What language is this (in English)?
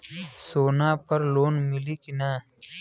Bhojpuri